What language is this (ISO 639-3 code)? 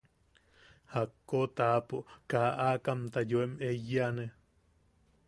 yaq